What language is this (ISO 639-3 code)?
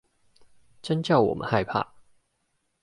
zho